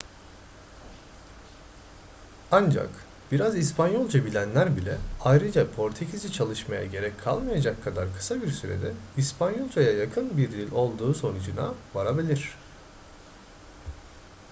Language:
Turkish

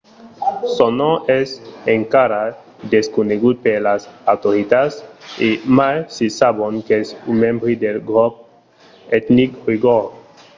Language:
Occitan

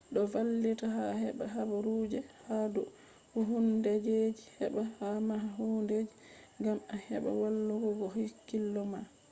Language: Fula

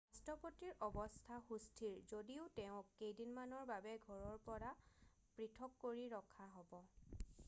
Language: Assamese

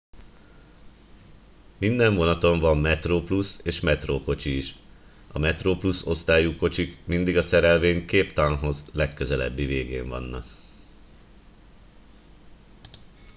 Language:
Hungarian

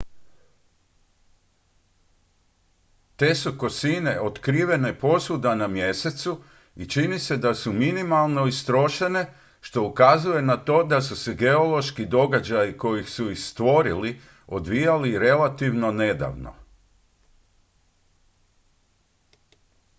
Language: Croatian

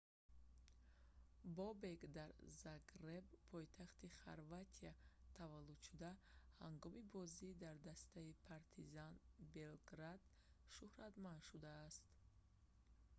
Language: Tajik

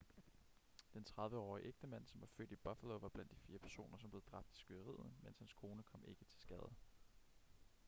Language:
Danish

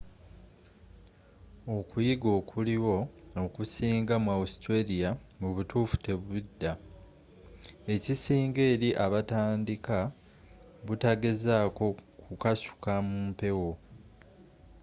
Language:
Ganda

